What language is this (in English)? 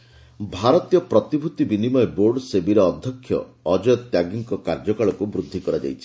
Odia